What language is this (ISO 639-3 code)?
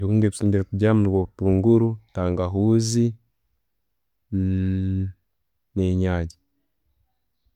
ttj